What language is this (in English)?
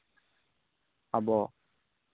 Santali